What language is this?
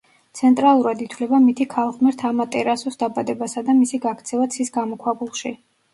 Georgian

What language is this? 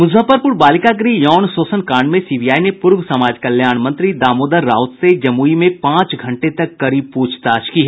Hindi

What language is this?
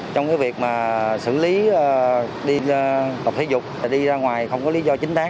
Vietnamese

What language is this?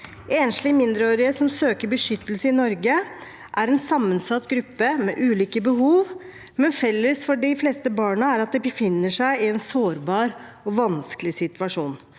Norwegian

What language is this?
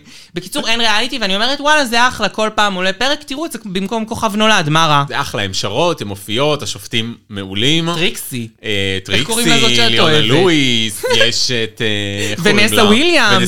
Hebrew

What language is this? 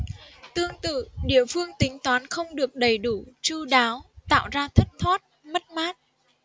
Vietnamese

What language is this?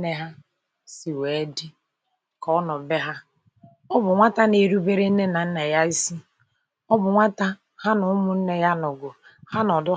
Igbo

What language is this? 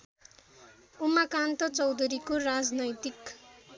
Nepali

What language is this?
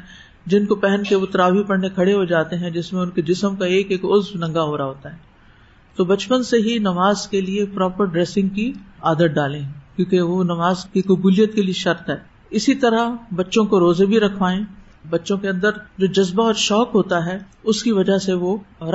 Urdu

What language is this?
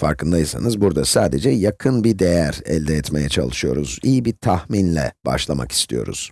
Turkish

